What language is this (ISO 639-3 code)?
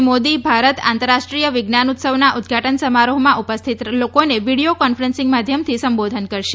guj